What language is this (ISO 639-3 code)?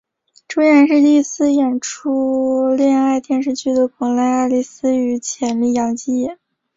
zho